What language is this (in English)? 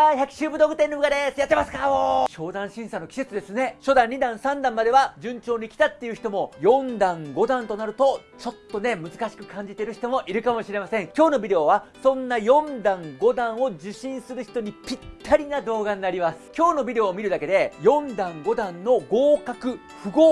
Japanese